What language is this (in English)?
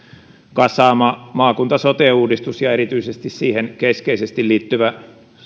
Finnish